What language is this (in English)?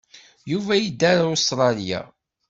Kabyle